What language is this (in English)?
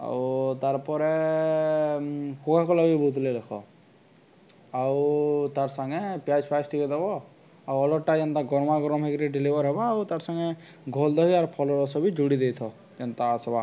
Odia